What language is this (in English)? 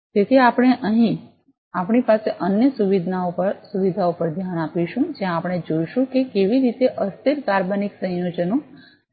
Gujarati